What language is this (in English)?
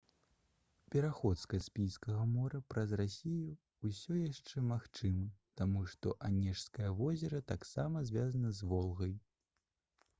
Belarusian